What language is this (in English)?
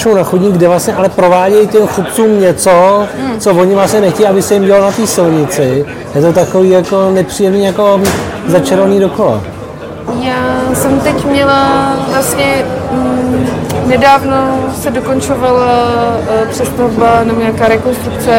Czech